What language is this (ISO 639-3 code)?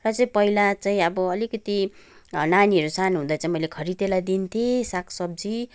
nep